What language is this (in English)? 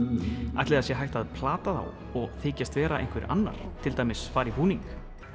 Icelandic